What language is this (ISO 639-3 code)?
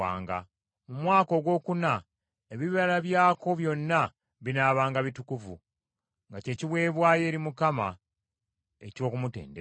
lug